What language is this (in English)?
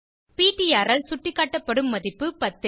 Tamil